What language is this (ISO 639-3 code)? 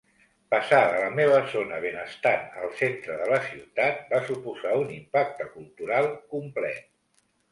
cat